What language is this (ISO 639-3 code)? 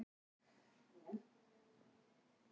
isl